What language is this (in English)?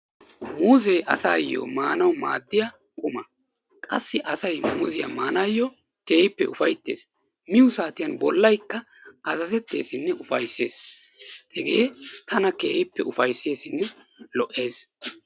Wolaytta